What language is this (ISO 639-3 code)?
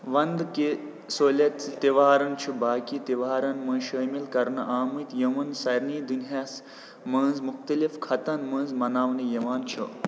kas